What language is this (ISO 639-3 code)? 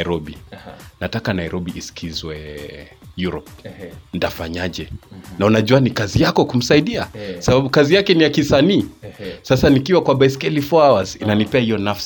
swa